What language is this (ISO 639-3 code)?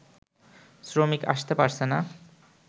ben